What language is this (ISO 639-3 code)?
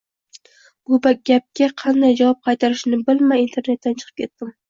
uzb